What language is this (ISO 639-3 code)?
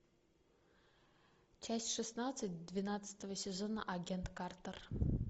rus